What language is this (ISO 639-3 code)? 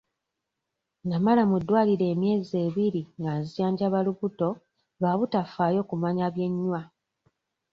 lug